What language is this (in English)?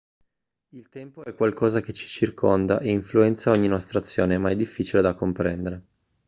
Italian